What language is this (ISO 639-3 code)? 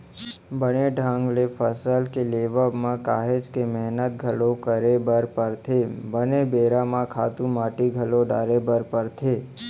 hne